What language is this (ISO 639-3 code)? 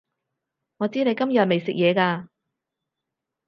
yue